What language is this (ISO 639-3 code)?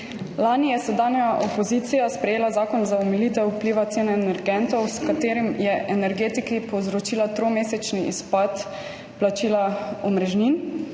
slv